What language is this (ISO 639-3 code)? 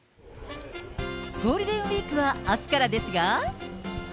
jpn